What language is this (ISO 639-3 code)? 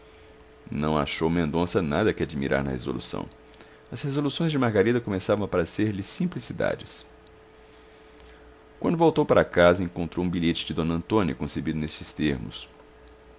por